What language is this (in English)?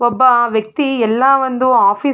Kannada